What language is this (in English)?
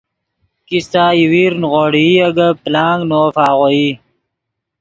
Yidgha